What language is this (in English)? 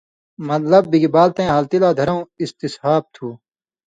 Indus Kohistani